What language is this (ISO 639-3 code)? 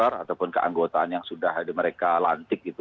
ind